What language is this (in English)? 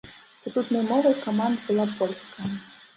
Belarusian